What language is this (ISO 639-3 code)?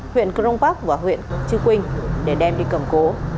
vie